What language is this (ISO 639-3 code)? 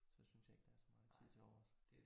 dan